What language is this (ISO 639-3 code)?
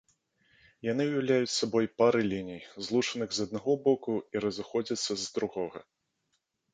bel